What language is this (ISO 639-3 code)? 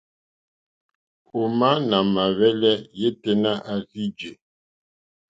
bri